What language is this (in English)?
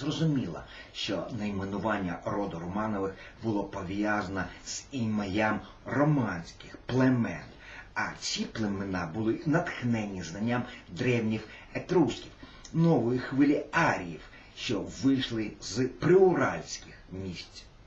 Russian